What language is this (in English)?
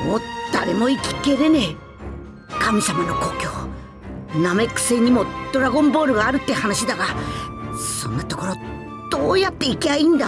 Japanese